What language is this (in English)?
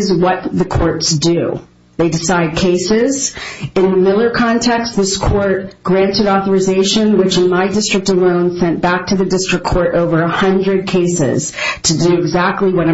English